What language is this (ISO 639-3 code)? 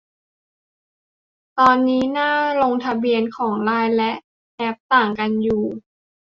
tha